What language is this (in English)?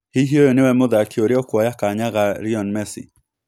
Kikuyu